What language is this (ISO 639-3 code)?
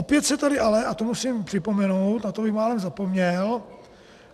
ces